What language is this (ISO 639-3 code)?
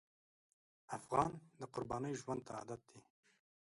pus